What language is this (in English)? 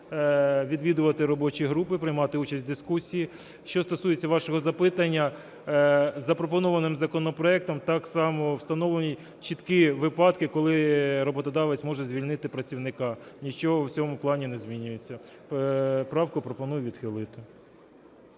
Ukrainian